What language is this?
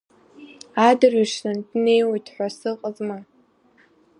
Abkhazian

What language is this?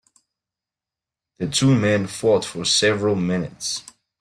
English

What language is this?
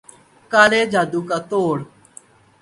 Urdu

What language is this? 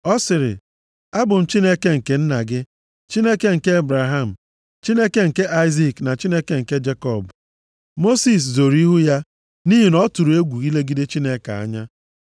Igbo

